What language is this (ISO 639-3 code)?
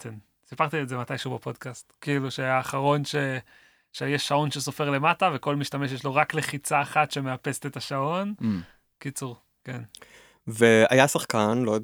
heb